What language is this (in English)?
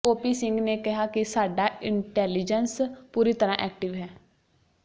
Punjabi